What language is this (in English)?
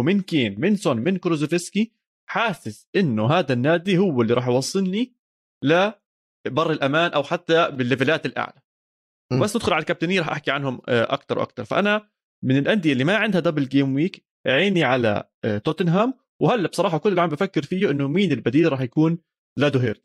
Arabic